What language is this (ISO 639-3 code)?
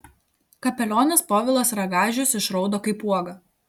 lit